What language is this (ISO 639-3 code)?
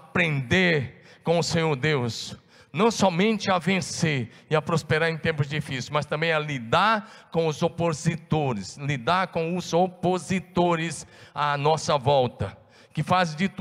por